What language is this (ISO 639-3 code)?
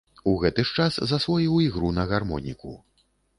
bel